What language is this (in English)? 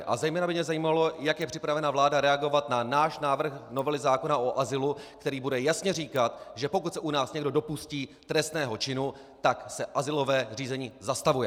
Czech